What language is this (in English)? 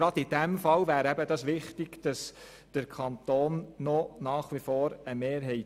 Swiss German